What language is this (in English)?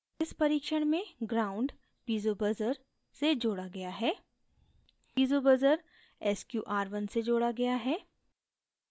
Hindi